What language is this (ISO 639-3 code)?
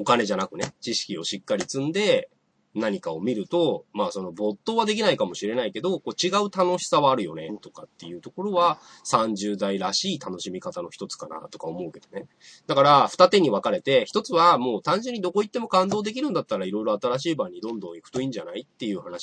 jpn